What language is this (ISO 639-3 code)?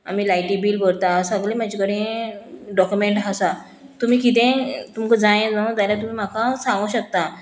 kok